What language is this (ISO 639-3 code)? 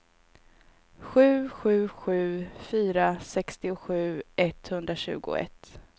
swe